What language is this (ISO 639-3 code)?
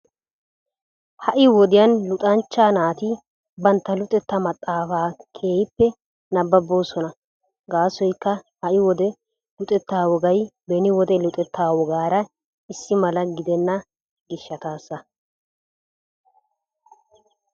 wal